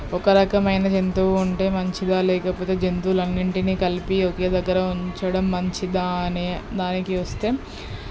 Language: Telugu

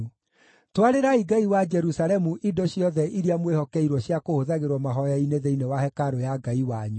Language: Kikuyu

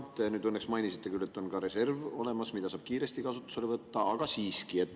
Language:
Estonian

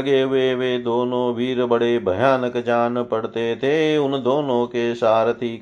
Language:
Hindi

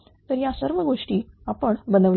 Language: Marathi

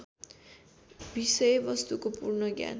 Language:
Nepali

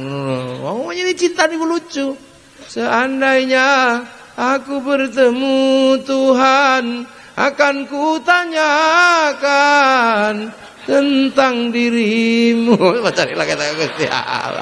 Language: Indonesian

